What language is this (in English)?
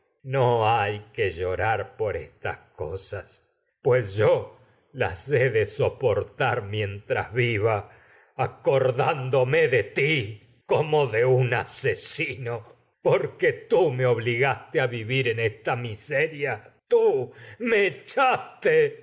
Spanish